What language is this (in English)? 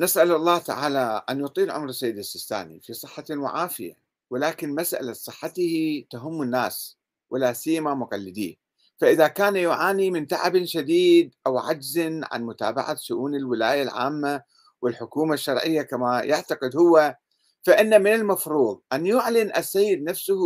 Arabic